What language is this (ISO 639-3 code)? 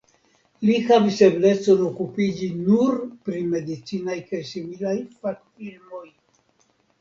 epo